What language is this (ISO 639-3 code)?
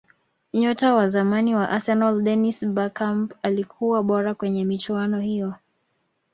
swa